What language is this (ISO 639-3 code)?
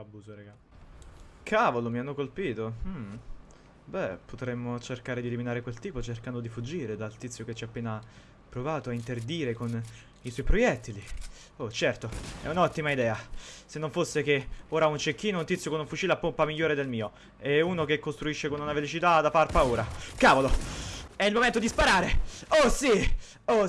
ita